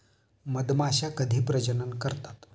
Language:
Marathi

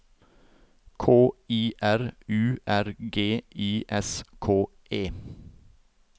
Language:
Norwegian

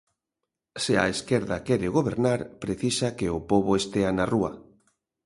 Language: Galician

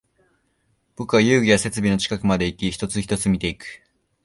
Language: Japanese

